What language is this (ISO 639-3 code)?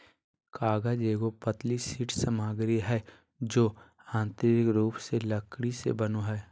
mag